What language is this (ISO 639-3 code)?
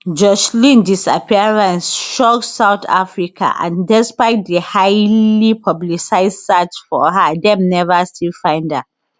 pcm